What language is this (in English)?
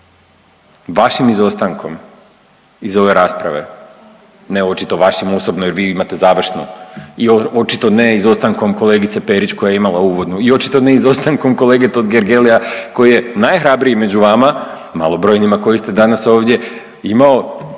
Croatian